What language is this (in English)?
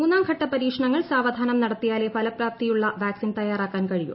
Malayalam